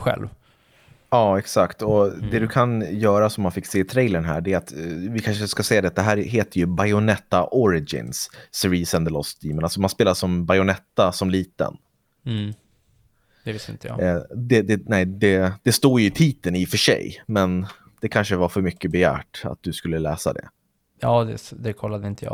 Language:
Swedish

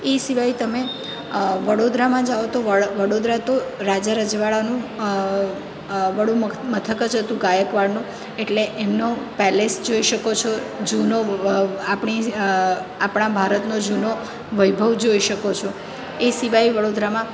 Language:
Gujarati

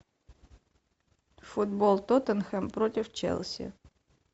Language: Russian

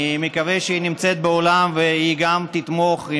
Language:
Hebrew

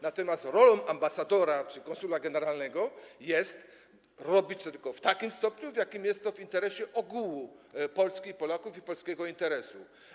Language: Polish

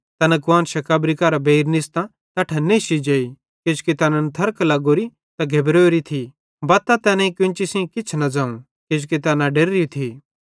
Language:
Bhadrawahi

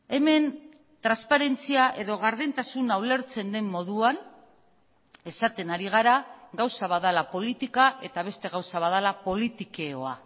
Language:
Basque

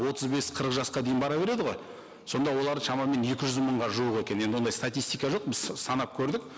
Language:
Kazakh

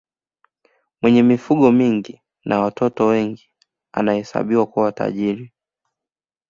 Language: Swahili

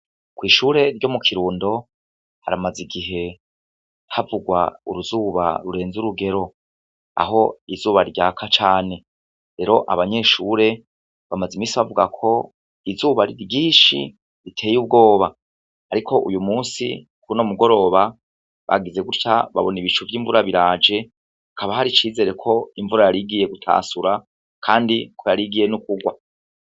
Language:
Rundi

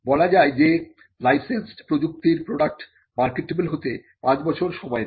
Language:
Bangla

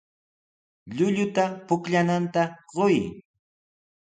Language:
Sihuas Ancash Quechua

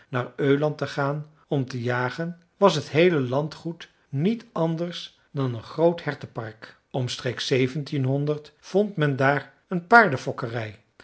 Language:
Dutch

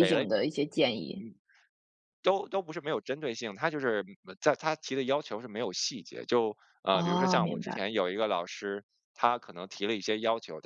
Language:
Chinese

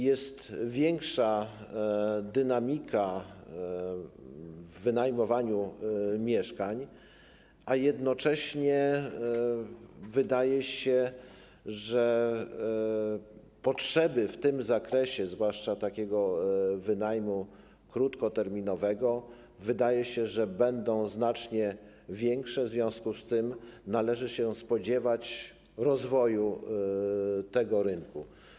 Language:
Polish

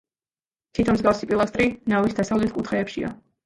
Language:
Georgian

